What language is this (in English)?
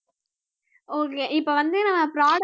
Tamil